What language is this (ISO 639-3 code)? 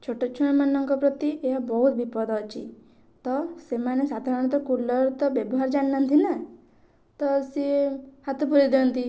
ori